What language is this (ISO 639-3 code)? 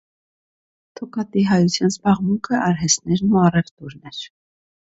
hye